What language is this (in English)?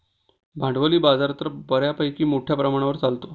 Marathi